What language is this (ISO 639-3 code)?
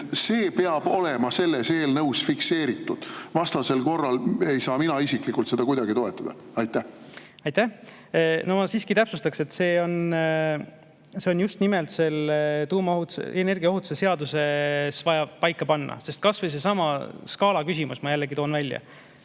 est